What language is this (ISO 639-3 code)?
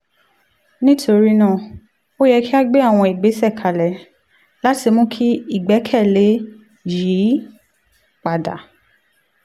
yor